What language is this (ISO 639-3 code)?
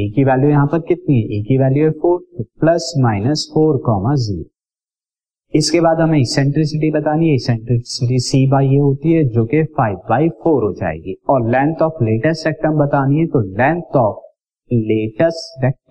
hin